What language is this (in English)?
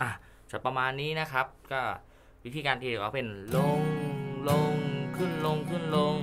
Thai